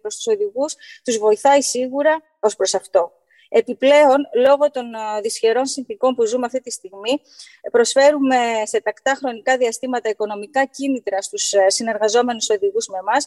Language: Greek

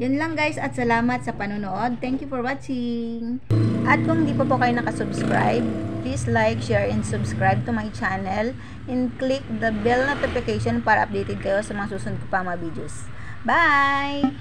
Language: Filipino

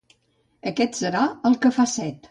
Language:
Catalan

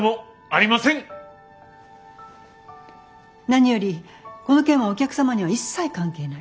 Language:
Japanese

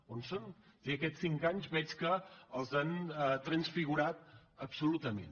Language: Catalan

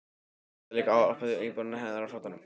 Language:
Icelandic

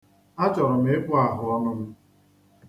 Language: Igbo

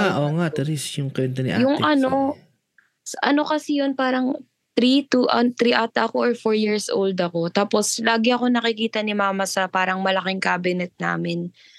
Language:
Filipino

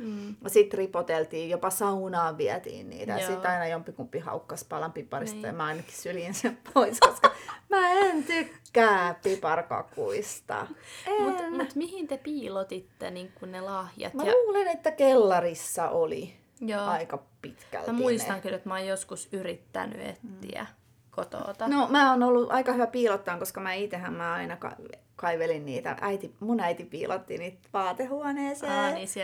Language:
Finnish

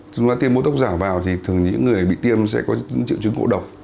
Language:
Vietnamese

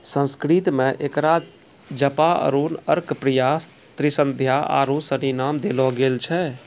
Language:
Maithili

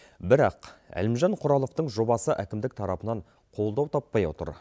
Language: Kazakh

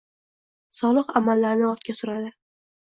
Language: Uzbek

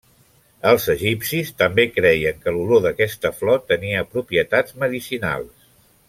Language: Catalan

